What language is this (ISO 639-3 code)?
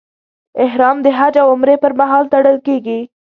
pus